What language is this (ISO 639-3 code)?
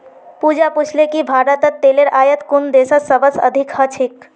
mag